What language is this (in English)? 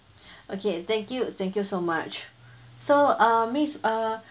English